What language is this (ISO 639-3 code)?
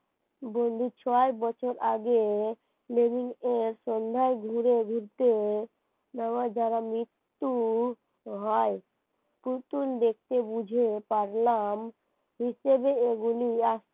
ben